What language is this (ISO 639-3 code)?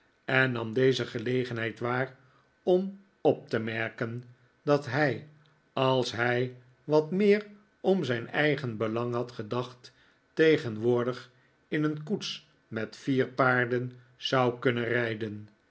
nld